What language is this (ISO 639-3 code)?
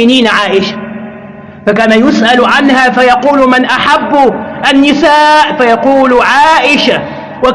ara